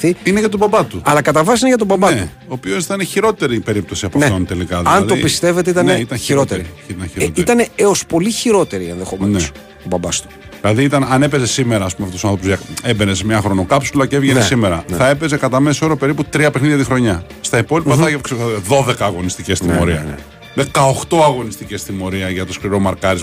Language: Greek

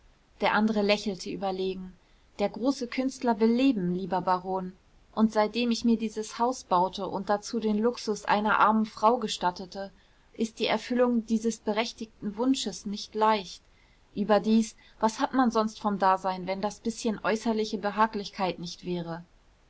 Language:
German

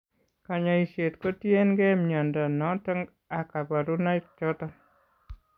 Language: Kalenjin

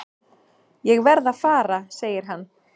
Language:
Icelandic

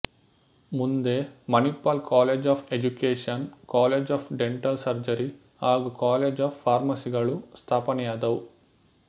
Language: Kannada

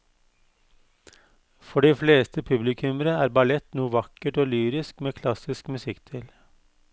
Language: Norwegian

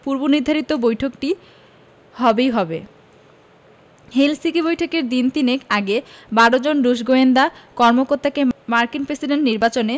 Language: Bangla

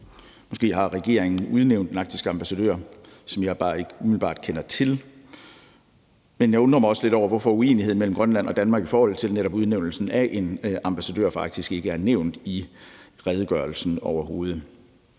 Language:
Danish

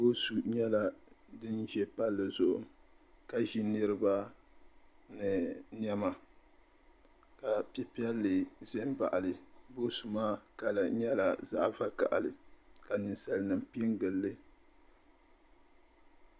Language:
Dagbani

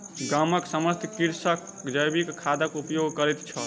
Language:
Maithili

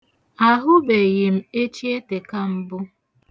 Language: Igbo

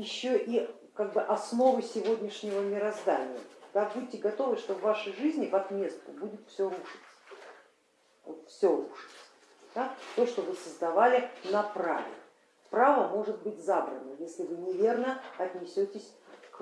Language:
Russian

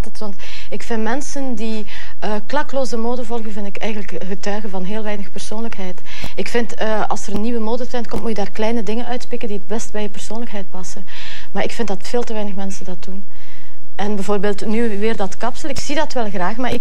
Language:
Dutch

